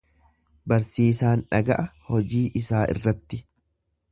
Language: Oromo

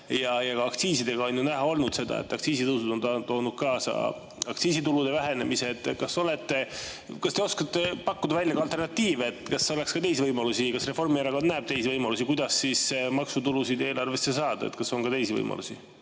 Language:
Estonian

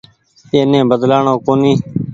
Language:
Goaria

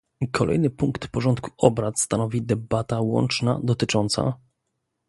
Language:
Polish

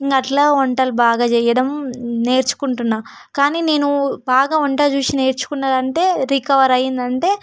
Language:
Telugu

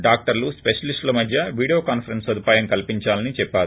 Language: Telugu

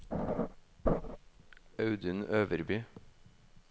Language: Norwegian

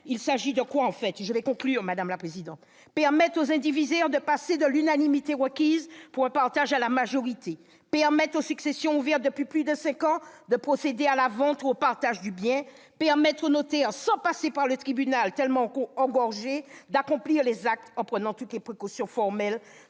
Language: French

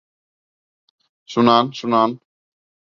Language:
Bashkir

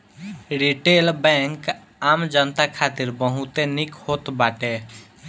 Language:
Bhojpuri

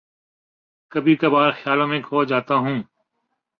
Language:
Urdu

